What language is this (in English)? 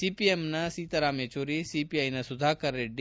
Kannada